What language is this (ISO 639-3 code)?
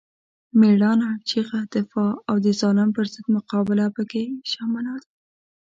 pus